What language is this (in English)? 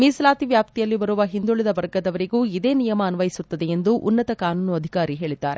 Kannada